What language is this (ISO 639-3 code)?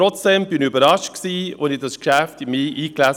gsw